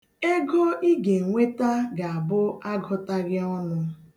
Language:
Igbo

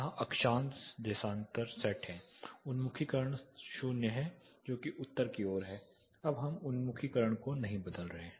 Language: Hindi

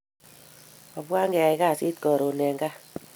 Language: Kalenjin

